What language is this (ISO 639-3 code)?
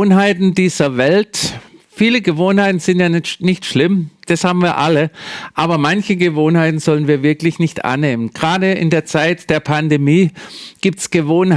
deu